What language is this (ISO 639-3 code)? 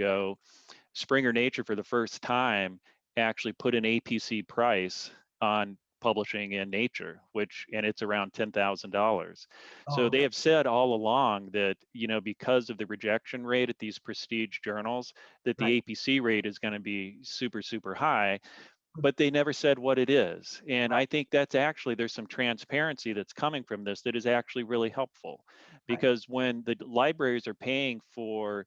eng